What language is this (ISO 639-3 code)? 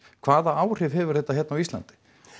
isl